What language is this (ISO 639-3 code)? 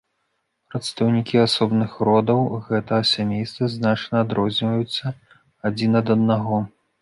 bel